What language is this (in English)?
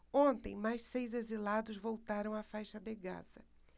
Portuguese